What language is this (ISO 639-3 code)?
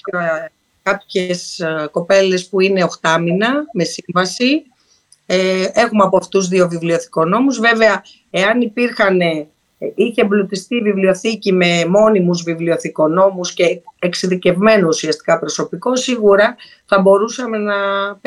ell